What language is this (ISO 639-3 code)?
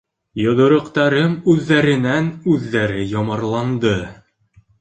bak